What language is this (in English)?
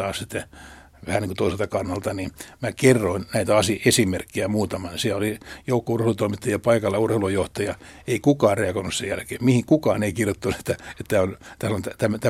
Finnish